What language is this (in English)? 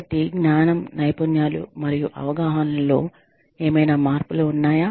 Telugu